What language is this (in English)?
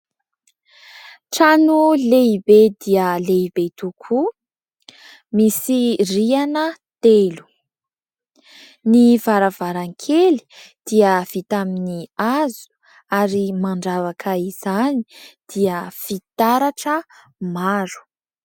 Malagasy